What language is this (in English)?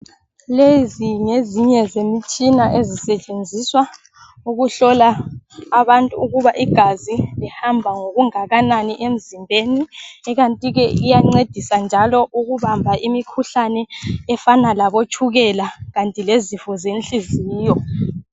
North Ndebele